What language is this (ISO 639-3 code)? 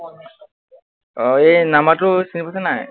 asm